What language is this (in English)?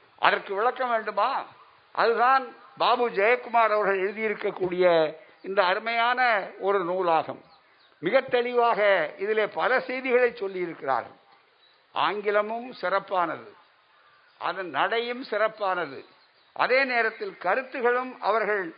Tamil